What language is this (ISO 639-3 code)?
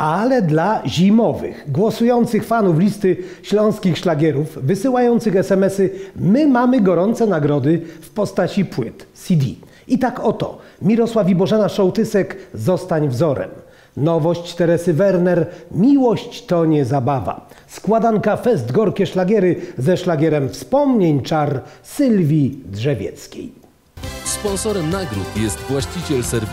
pol